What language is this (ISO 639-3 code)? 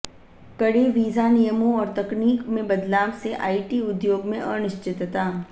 hin